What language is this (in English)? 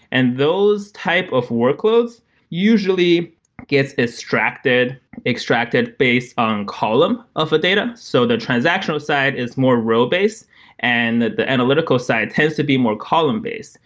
English